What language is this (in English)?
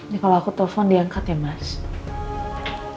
Indonesian